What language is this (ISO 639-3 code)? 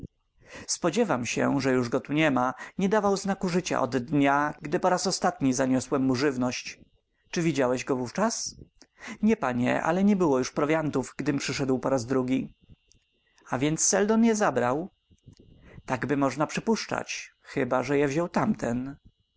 pol